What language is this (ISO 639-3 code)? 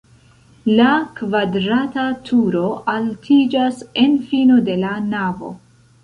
epo